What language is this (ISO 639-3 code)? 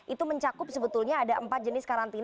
ind